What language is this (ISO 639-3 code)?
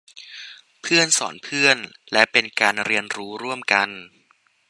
tha